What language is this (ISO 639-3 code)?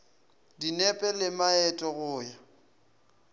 nso